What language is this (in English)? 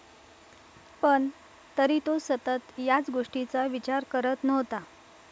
Marathi